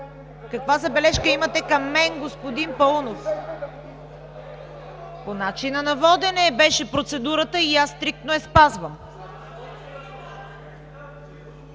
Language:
Bulgarian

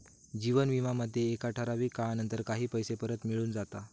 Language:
Marathi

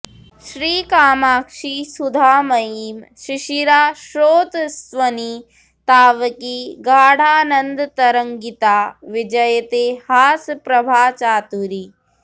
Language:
Sanskrit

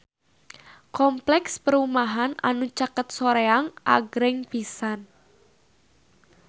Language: Sundanese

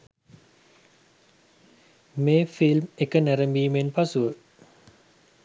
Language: Sinhala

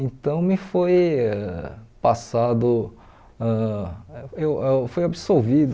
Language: Portuguese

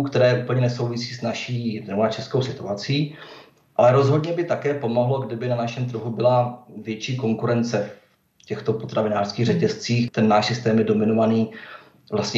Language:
Czech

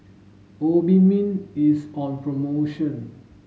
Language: English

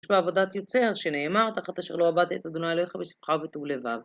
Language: Hebrew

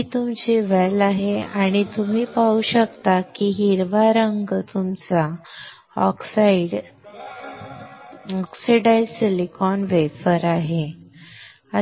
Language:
Marathi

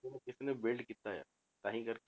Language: Punjabi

